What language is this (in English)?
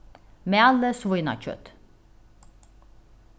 Faroese